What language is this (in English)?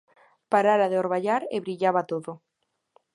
Galician